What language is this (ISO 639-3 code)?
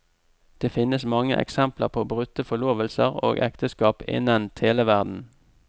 nor